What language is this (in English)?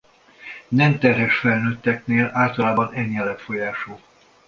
Hungarian